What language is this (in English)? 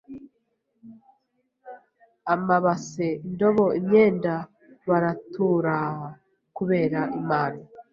Kinyarwanda